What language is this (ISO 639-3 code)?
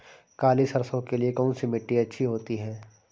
hin